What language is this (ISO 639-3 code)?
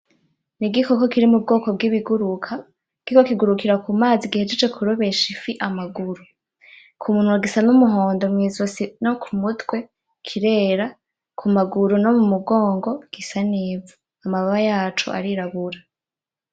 run